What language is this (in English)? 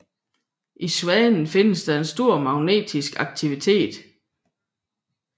Danish